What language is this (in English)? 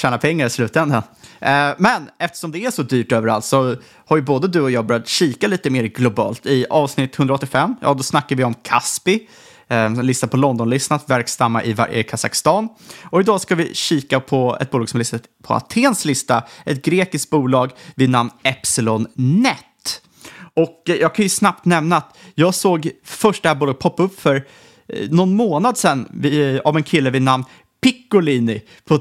Swedish